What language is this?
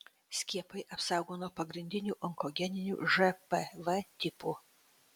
Lithuanian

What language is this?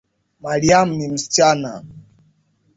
Swahili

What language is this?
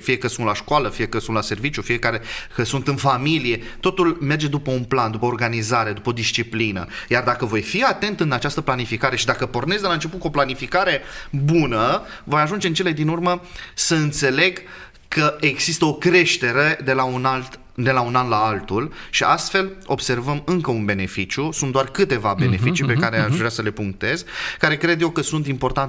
Romanian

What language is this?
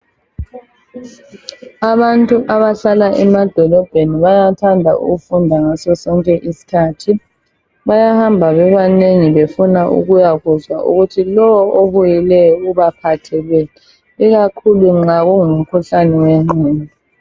North Ndebele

